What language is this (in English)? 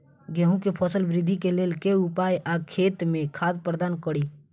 Maithili